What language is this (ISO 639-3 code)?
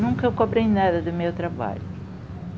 por